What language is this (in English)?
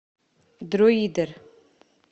Russian